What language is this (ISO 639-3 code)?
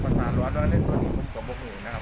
tha